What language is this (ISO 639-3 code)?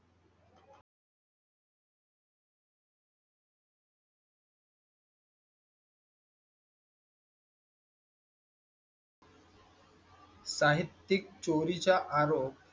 mar